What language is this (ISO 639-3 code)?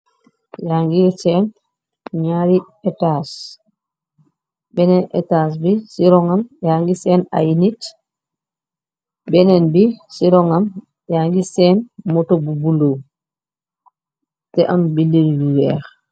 wol